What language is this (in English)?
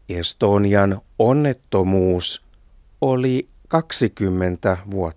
Finnish